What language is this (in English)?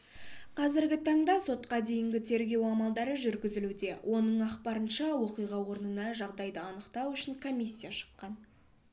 Kazakh